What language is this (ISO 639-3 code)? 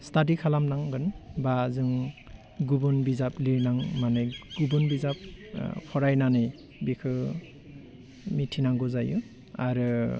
brx